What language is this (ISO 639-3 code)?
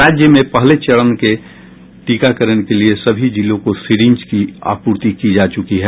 hin